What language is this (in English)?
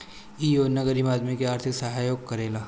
Bhojpuri